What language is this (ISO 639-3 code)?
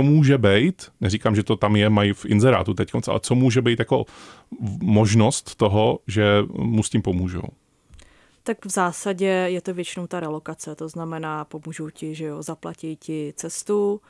ces